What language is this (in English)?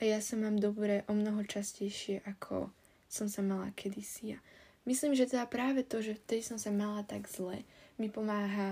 Slovak